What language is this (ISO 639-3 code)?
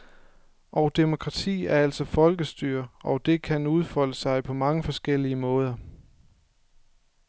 dan